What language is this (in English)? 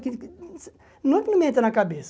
Portuguese